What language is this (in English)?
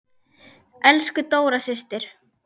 Icelandic